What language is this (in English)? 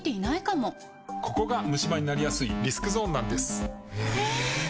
Japanese